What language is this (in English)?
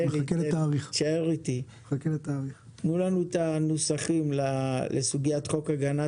Hebrew